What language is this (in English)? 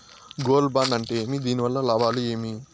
Telugu